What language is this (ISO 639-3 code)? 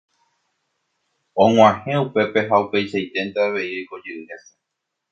grn